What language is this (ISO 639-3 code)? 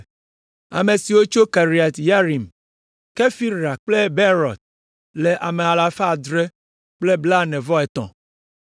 ewe